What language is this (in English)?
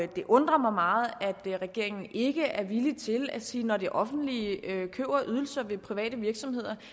Danish